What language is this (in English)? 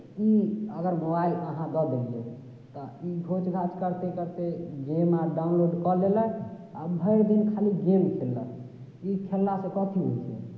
Maithili